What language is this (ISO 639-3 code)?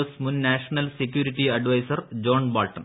mal